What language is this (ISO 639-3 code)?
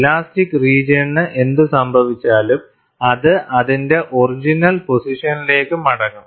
mal